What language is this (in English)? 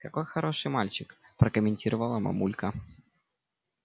Russian